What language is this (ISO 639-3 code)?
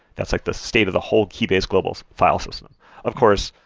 eng